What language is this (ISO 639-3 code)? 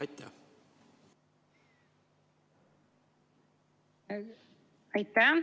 est